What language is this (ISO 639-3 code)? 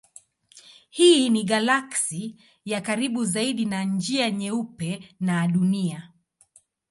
swa